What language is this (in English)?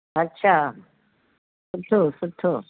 Sindhi